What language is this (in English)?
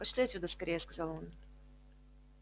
Russian